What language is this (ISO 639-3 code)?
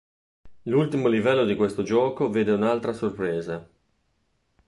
ita